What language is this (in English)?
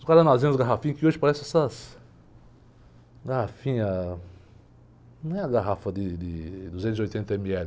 Portuguese